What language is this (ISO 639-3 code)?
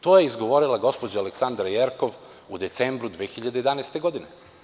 srp